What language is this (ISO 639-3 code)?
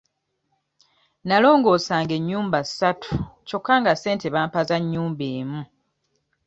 lug